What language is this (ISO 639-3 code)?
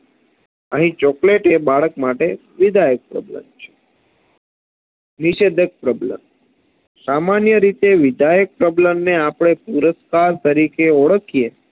guj